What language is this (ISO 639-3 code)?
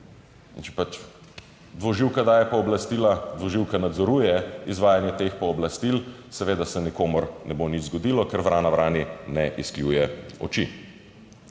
slv